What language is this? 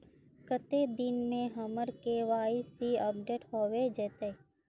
Magahi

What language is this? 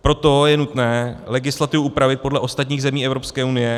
Czech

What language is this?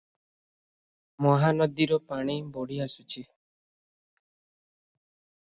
Odia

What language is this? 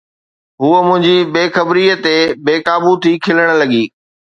Sindhi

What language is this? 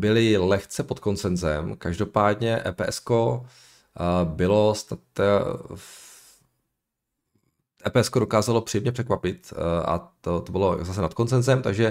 Czech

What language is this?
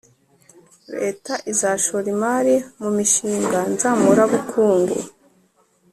Kinyarwanda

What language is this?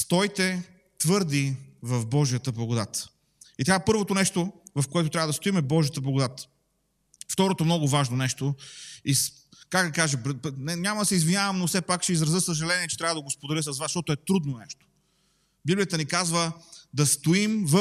Bulgarian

